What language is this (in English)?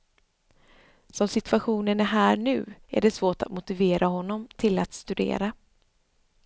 Swedish